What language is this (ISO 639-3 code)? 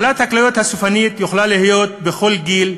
heb